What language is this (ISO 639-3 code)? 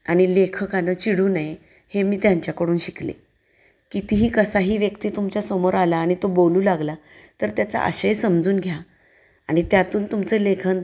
mar